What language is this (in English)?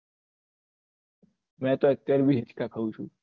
Gujarati